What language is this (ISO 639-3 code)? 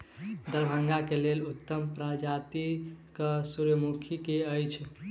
mai